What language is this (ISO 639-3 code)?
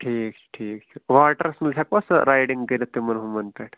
kas